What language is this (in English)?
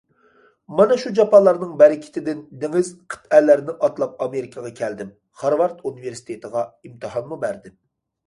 Uyghur